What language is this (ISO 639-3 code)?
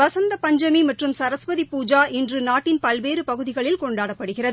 tam